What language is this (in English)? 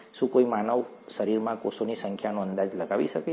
Gujarati